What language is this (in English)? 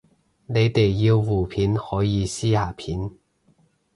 Cantonese